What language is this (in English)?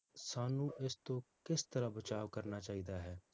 Punjabi